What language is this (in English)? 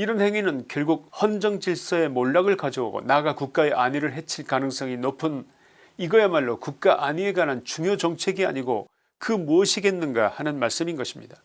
Korean